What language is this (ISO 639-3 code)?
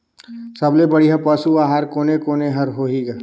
hne